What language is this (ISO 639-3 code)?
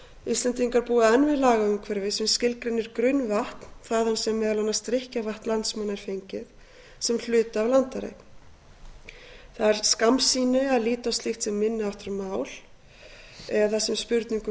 isl